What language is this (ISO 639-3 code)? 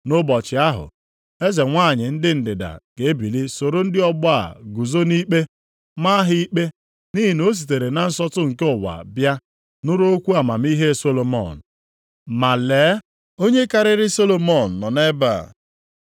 ibo